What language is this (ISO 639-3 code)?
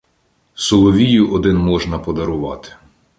ukr